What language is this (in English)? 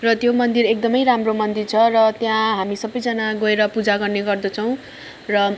Nepali